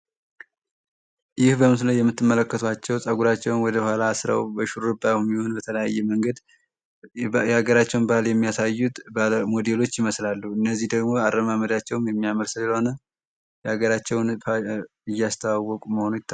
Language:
Amharic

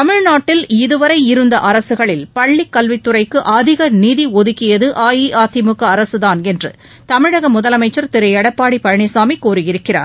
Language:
Tamil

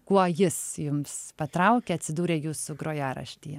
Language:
Lithuanian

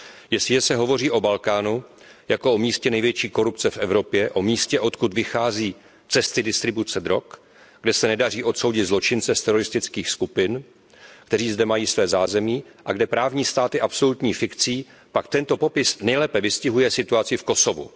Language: Czech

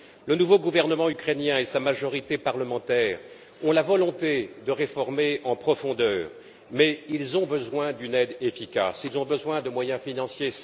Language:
French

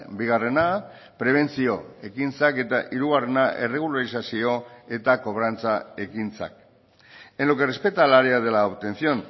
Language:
Basque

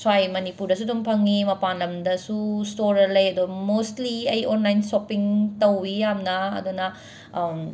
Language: Manipuri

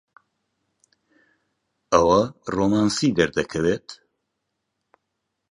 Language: Central Kurdish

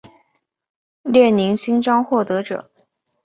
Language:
Chinese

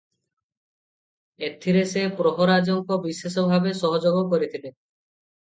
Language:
Odia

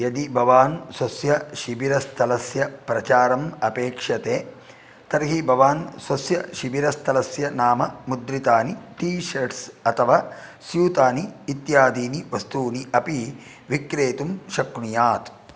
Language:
Sanskrit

